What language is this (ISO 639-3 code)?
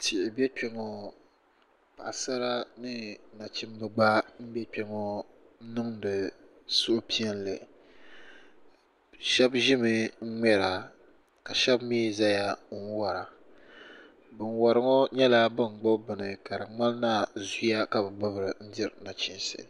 dag